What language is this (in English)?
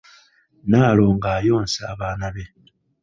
Ganda